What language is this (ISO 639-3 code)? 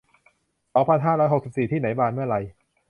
tha